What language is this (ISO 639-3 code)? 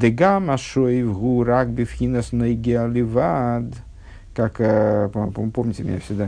rus